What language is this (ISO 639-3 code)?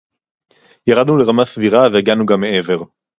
heb